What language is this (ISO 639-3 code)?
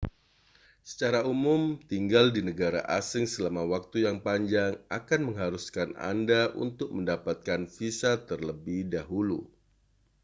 ind